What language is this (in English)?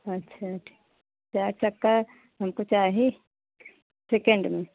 Hindi